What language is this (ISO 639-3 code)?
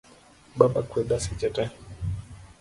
luo